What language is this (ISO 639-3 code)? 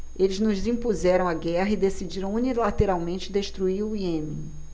por